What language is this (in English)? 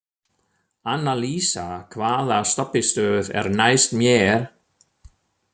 Icelandic